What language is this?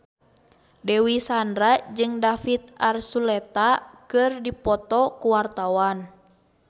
Sundanese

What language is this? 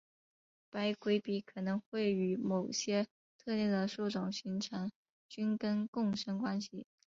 Chinese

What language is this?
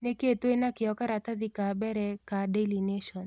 Kikuyu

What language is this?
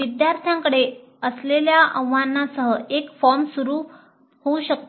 Marathi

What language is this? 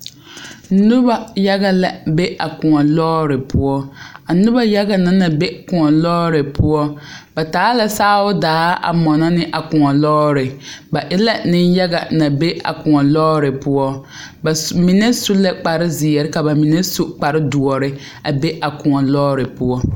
Southern Dagaare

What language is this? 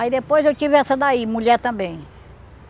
Portuguese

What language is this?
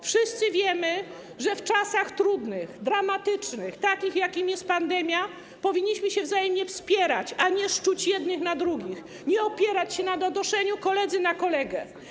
Polish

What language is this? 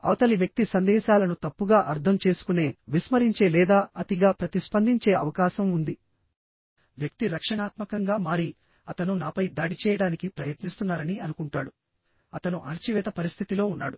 Telugu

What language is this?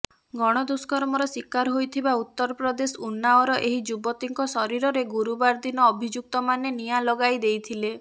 Odia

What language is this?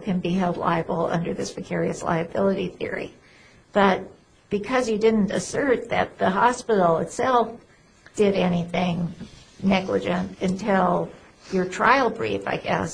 English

